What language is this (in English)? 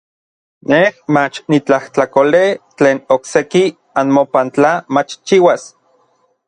Orizaba Nahuatl